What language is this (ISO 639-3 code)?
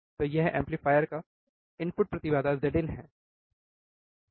hin